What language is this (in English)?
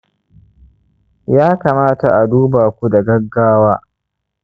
Hausa